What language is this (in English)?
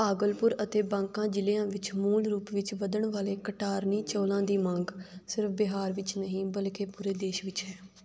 Punjabi